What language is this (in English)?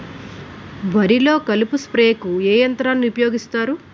Telugu